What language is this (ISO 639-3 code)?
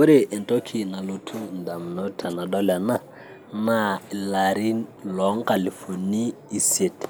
mas